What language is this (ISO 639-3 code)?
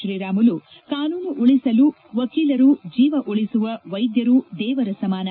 kan